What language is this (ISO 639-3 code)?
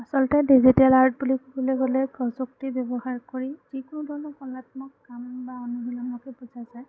asm